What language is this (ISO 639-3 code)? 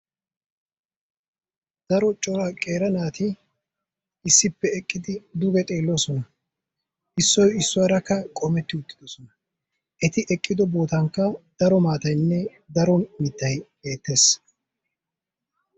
wal